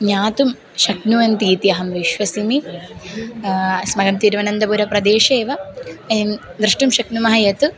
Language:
Sanskrit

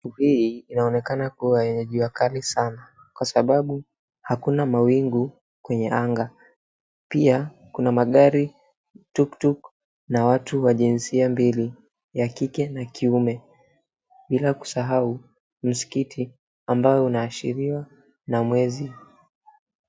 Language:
Swahili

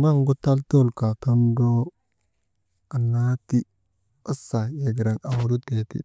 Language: Maba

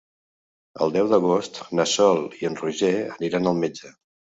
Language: Catalan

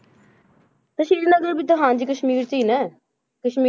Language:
Punjabi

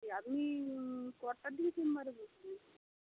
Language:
Bangla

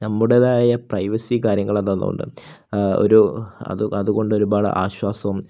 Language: Malayalam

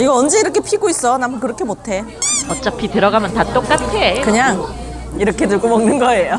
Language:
Korean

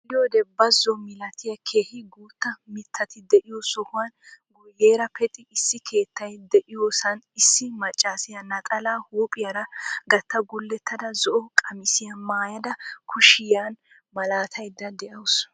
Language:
Wolaytta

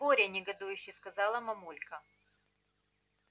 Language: Russian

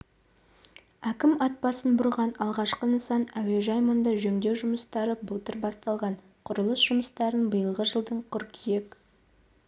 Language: Kazakh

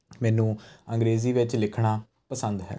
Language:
Punjabi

